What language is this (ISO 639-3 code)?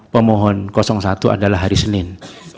ind